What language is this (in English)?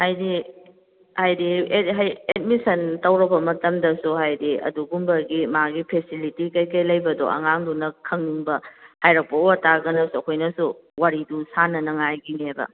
Manipuri